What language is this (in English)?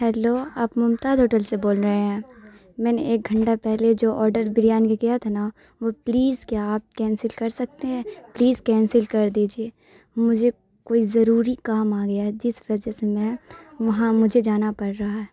Urdu